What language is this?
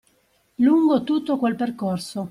Italian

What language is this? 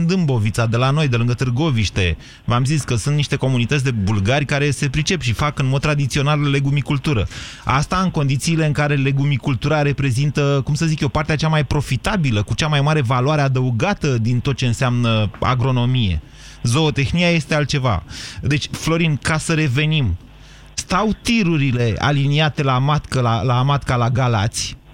Romanian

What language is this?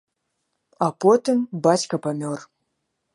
Belarusian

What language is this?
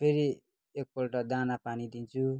Nepali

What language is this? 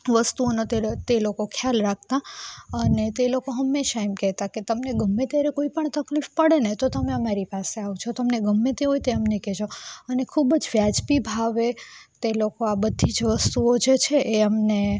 Gujarati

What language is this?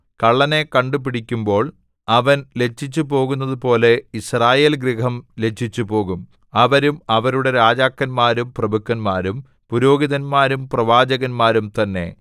Malayalam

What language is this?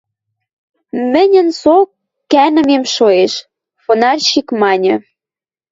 Western Mari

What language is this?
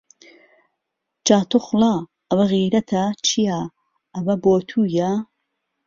Central Kurdish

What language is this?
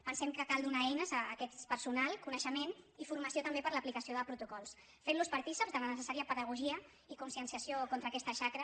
Catalan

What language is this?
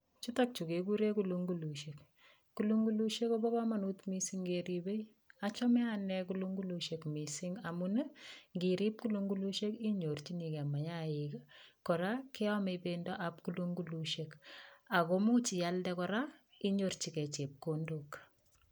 Kalenjin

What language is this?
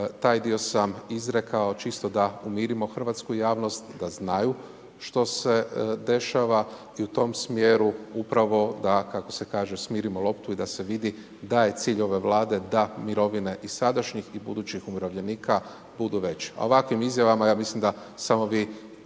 Croatian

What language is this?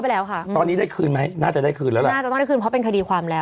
Thai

